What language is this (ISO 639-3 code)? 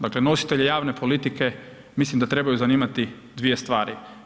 hrv